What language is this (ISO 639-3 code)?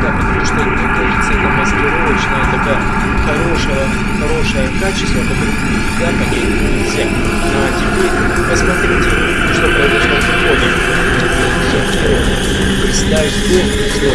rus